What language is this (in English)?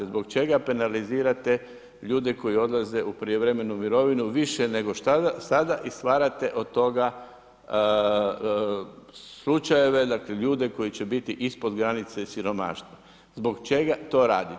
Croatian